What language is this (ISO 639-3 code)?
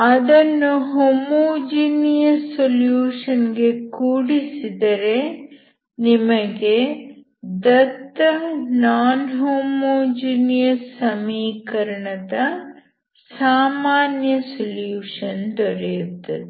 kan